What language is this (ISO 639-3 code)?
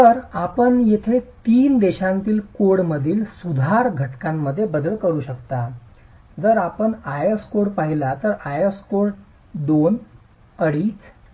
mar